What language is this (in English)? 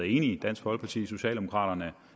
Danish